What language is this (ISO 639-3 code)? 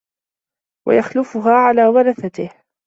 ara